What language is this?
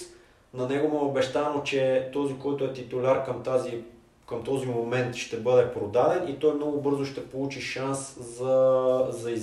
Bulgarian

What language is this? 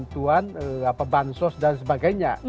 Indonesian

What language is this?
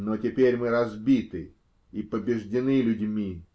Russian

